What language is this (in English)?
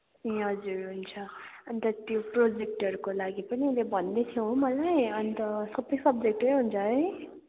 Nepali